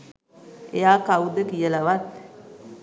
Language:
Sinhala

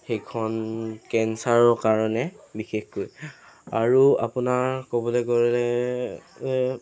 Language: Assamese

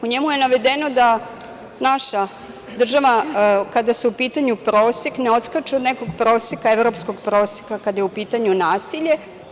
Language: Serbian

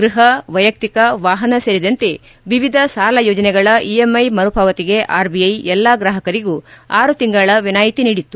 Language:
Kannada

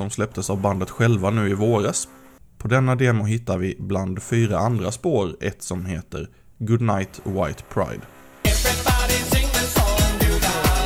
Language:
Swedish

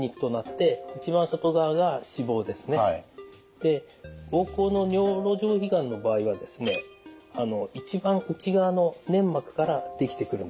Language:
Japanese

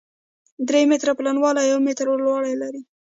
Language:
Pashto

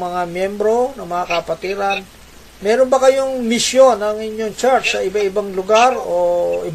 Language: Filipino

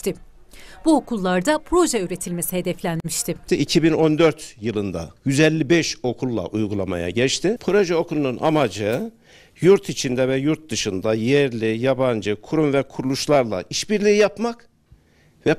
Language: Turkish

